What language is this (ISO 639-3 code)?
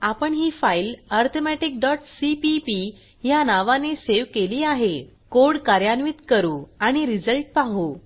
mar